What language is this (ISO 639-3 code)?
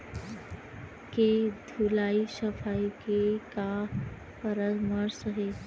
hne